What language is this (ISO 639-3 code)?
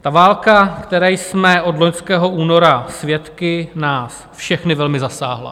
ces